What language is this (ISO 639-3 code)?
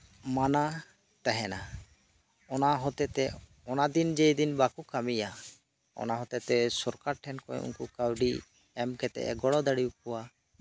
sat